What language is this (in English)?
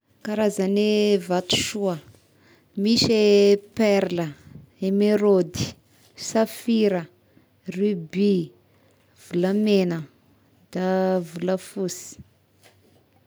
Tesaka Malagasy